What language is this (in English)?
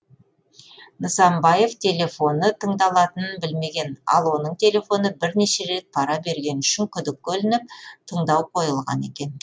Kazakh